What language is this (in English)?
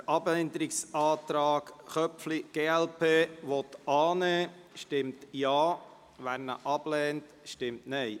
Swiss German